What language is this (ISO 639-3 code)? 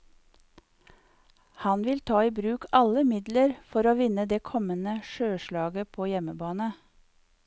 nor